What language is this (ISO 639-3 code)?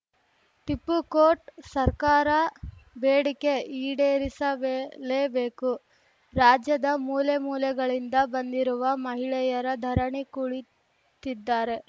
kan